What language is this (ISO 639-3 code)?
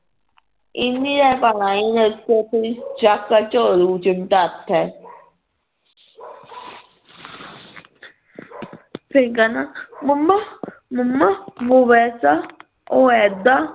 pan